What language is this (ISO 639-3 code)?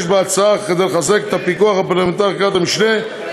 heb